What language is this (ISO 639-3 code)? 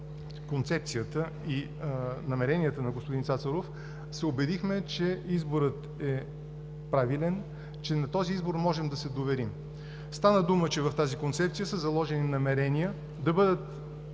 bul